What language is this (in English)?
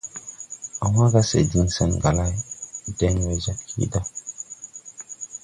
Tupuri